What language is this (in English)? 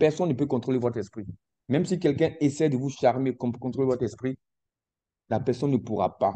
French